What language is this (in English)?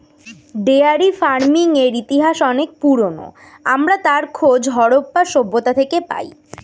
Bangla